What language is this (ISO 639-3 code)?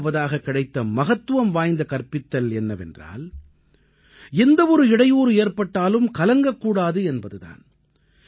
tam